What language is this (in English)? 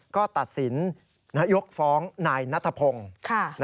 Thai